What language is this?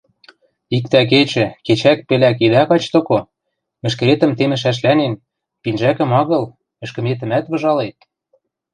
Western Mari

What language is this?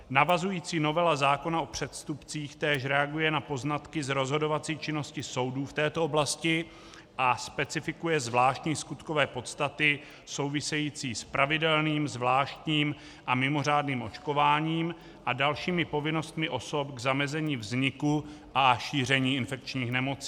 Czech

